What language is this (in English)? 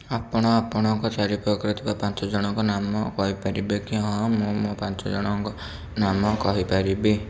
Odia